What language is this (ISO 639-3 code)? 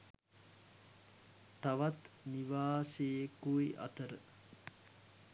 sin